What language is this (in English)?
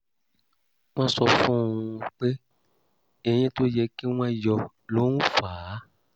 Yoruba